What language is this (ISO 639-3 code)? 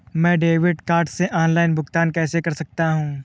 hin